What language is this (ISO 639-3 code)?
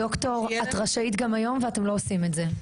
heb